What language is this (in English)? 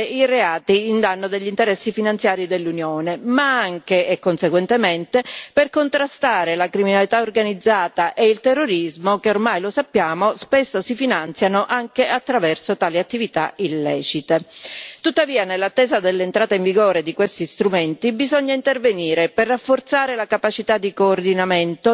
Italian